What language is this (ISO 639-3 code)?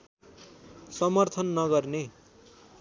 nep